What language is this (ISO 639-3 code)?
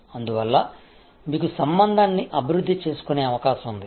tel